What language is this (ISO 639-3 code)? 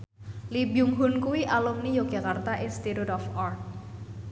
jav